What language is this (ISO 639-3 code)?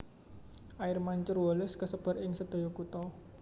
jav